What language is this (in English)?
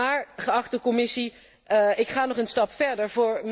Dutch